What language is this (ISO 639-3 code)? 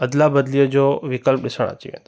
snd